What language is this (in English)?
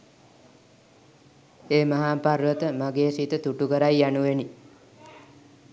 Sinhala